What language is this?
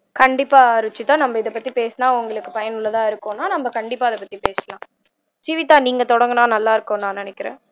Tamil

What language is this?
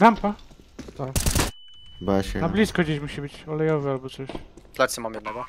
Polish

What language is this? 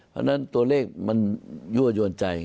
Thai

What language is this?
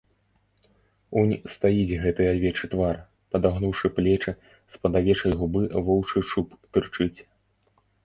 Belarusian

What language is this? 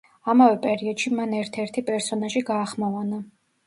Georgian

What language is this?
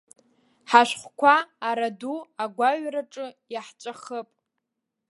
Abkhazian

